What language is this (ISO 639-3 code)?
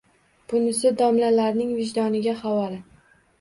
uzb